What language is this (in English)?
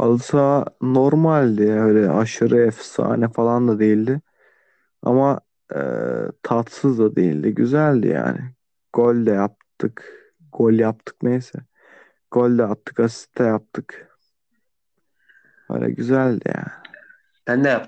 Turkish